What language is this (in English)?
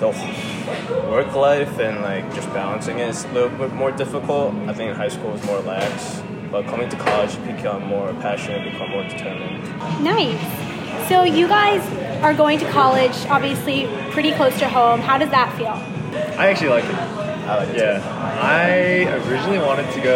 English